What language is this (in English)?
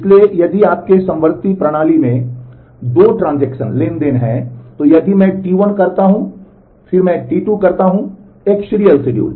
Hindi